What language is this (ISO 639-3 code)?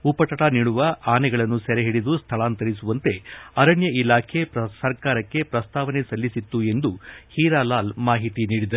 kan